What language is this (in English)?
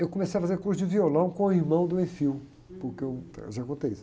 Portuguese